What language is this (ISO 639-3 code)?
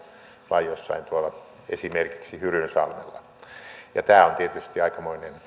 fin